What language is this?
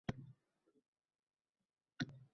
Uzbek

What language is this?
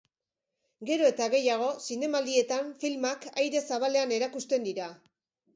Basque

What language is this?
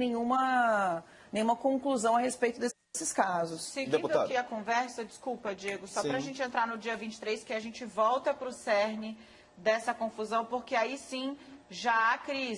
Portuguese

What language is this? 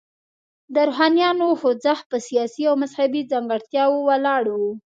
Pashto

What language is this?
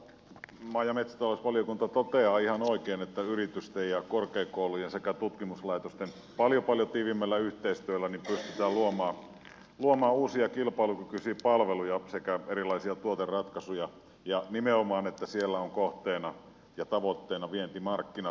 Finnish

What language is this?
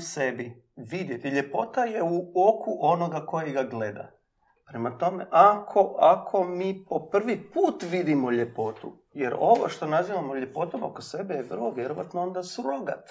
Croatian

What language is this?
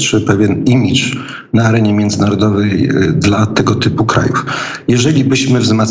Polish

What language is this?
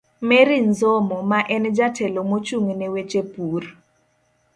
Luo (Kenya and Tanzania)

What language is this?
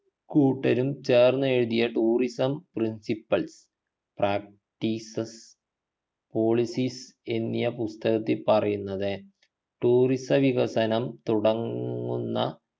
Malayalam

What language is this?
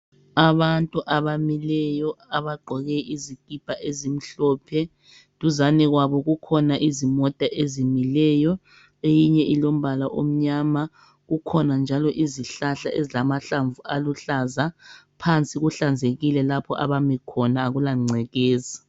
North Ndebele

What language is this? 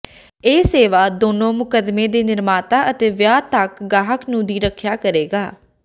Punjabi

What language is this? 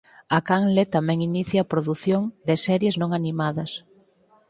Galician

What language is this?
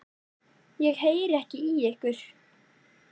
Icelandic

